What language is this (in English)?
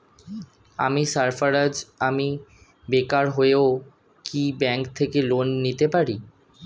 Bangla